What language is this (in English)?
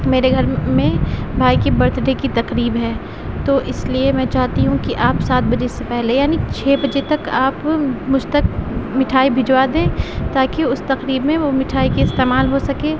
Urdu